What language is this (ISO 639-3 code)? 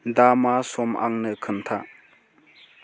brx